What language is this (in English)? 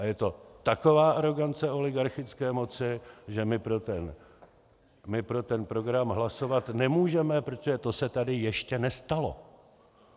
Czech